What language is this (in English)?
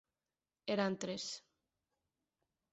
Galician